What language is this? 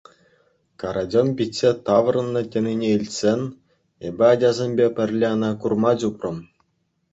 Chuvash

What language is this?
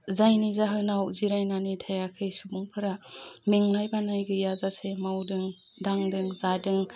Bodo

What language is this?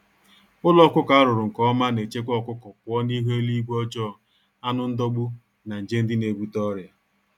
Igbo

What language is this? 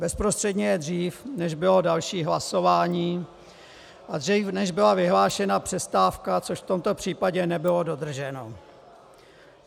Czech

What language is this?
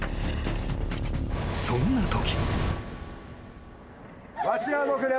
Japanese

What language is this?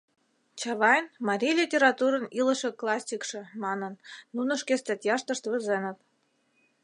Mari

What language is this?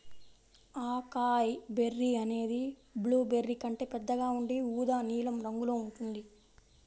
Telugu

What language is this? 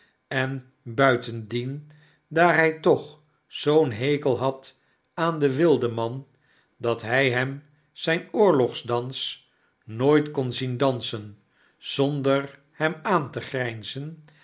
Dutch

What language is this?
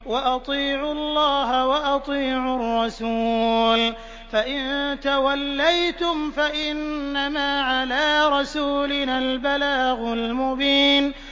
Arabic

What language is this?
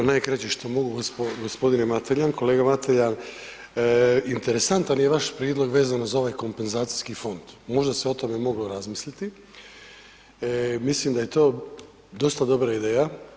Croatian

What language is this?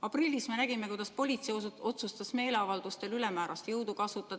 Estonian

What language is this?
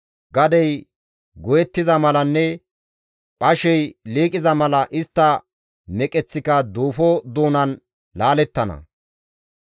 Gamo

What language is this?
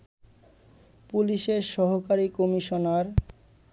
Bangla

